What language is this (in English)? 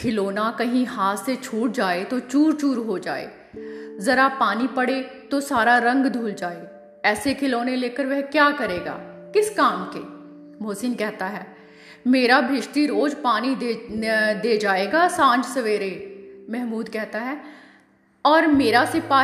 Hindi